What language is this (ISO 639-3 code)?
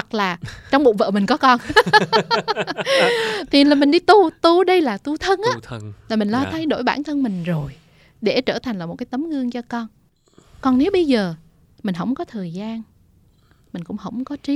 vie